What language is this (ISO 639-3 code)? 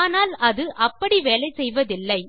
tam